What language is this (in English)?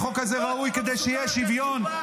Hebrew